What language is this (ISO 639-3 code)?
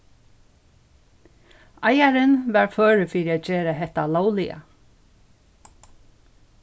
fao